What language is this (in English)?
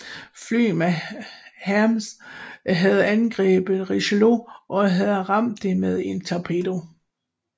Danish